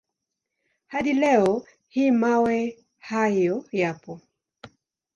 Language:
Swahili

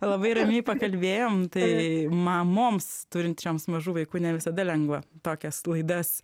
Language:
Lithuanian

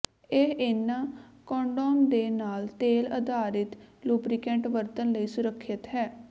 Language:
Punjabi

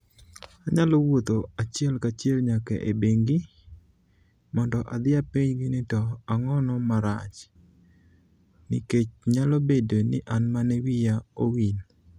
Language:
Luo (Kenya and Tanzania)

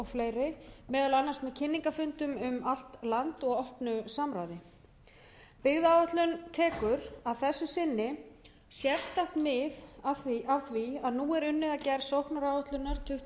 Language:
Icelandic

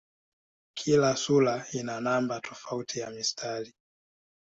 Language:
Swahili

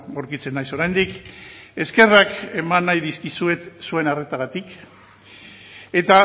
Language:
Basque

